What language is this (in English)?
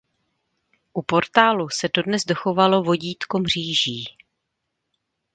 Czech